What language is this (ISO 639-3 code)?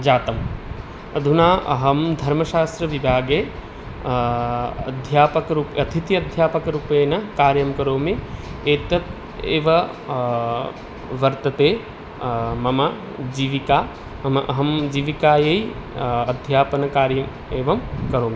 san